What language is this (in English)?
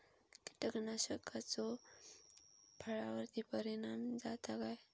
Marathi